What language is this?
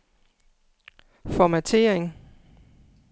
Danish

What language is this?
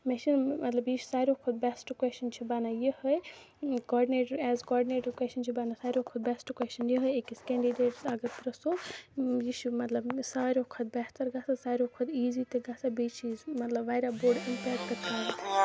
Kashmiri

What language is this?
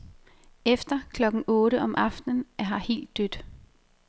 Danish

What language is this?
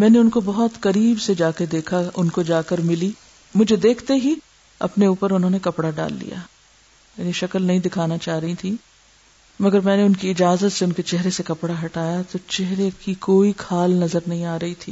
Urdu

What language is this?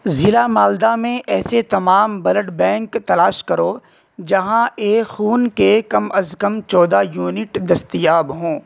Urdu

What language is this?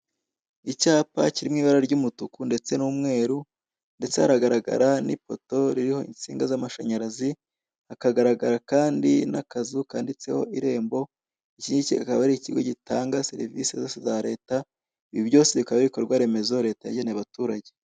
Kinyarwanda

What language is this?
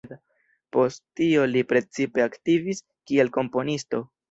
Esperanto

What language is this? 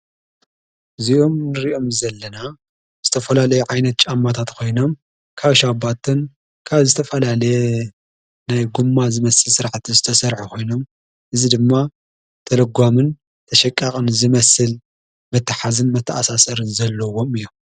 Tigrinya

